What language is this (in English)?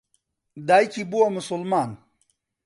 Central Kurdish